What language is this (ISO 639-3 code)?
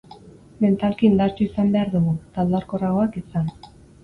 eus